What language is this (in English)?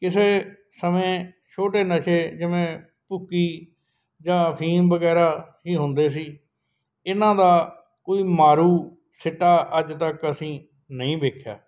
Punjabi